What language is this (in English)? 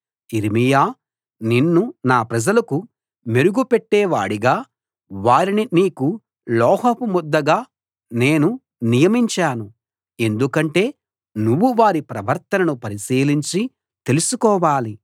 Telugu